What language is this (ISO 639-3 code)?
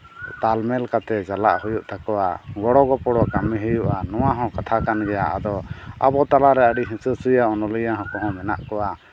sat